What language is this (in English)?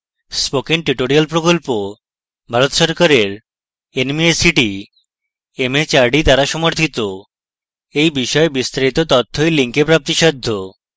Bangla